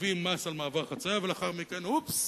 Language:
Hebrew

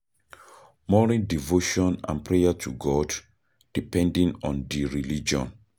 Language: Nigerian Pidgin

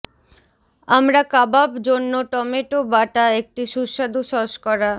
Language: Bangla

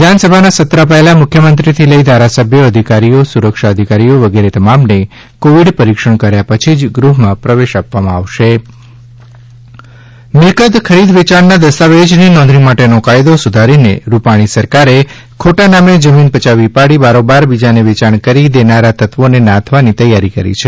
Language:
Gujarati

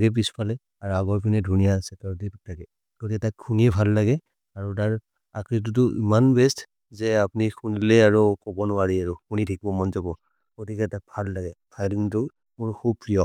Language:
Maria (India)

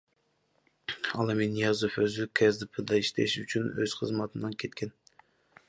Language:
Kyrgyz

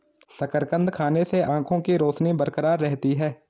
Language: Hindi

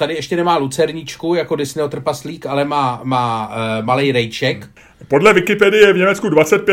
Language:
Czech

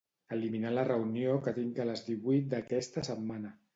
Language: Catalan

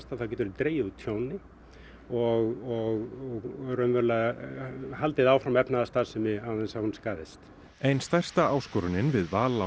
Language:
Icelandic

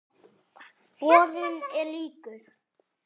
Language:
Icelandic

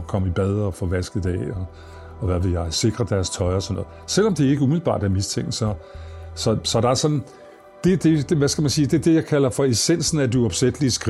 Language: Danish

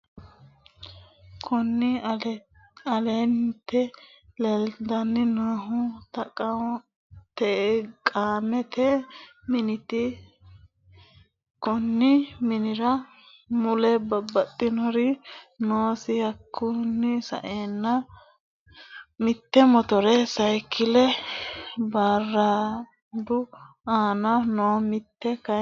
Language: Sidamo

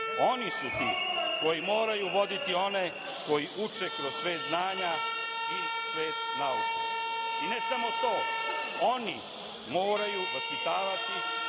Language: Serbian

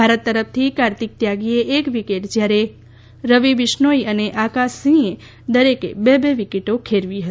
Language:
Gujarati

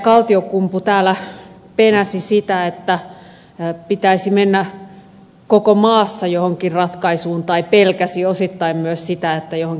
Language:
Finnish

